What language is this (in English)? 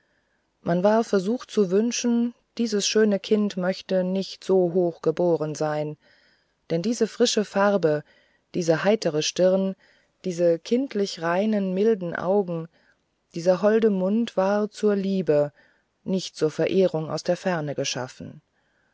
German